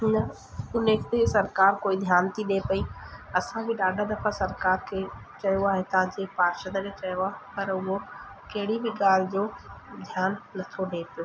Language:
Sindhi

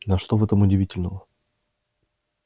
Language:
Russian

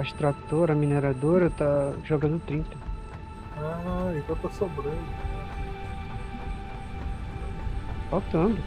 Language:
Portuguese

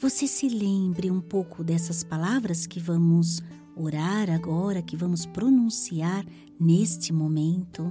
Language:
Portuguese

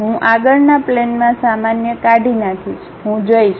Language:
Gujarati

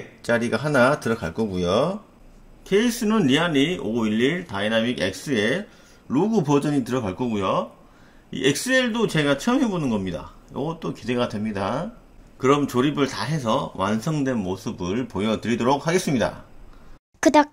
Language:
Korean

